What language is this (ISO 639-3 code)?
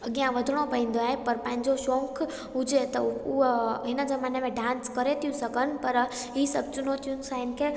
snd